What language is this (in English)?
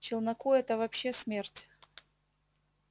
Russian